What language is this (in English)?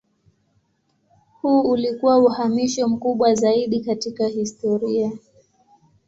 Swahili